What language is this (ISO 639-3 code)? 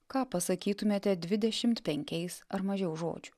lit